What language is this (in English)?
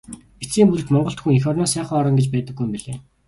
Mongolian